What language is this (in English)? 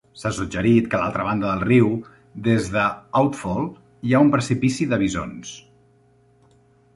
Catalan